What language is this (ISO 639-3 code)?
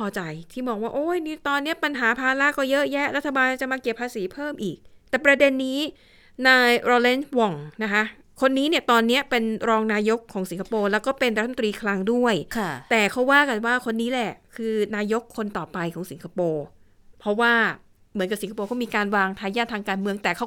tha